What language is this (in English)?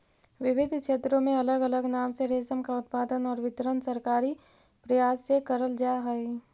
Magahi